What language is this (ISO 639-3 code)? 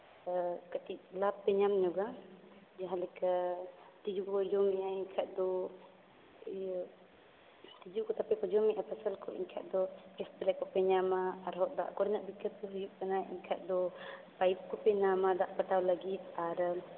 sat